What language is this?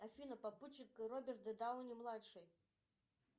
Russian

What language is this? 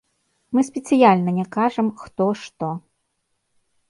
Belarusian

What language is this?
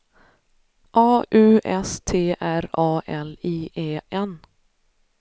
Swedish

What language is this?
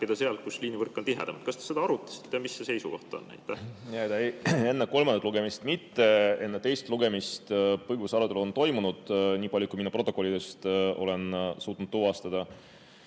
Estonian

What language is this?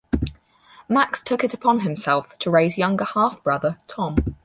English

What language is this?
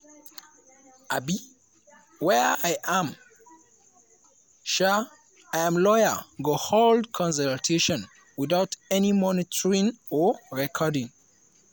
Nigerian Pidgin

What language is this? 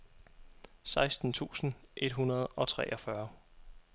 Danish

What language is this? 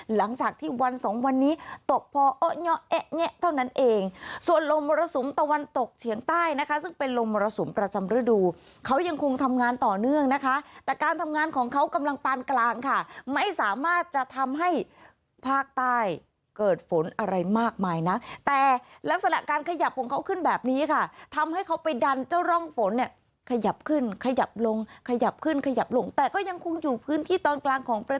Thai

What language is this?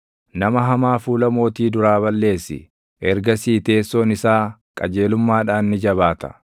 Oromo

